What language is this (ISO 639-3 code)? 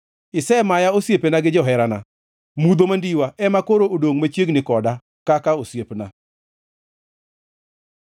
luo